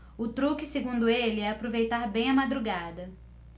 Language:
Portuguese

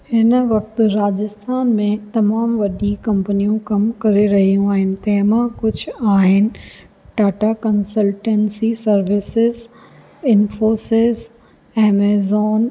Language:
Sindhi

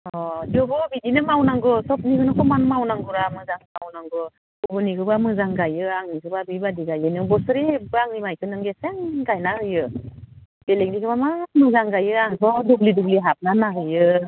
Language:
Bodo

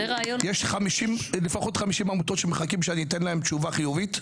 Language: Hebrew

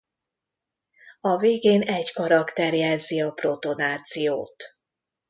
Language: Hungarian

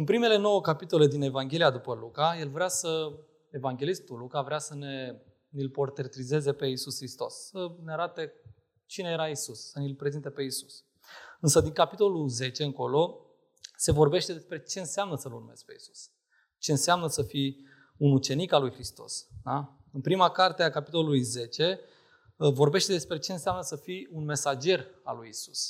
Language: Romanian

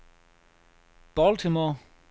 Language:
Danish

